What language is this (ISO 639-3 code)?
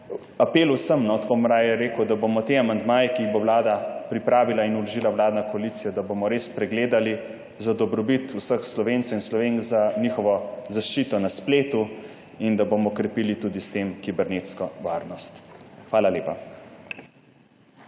slv